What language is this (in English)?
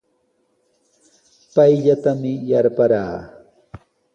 Sihuas Ancash Quechua